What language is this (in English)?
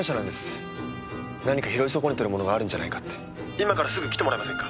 Japanese